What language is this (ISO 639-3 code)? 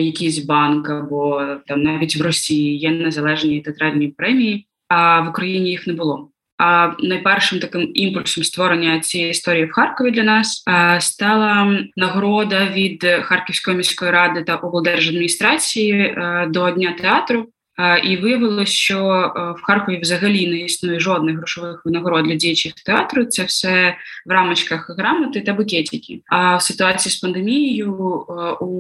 ukr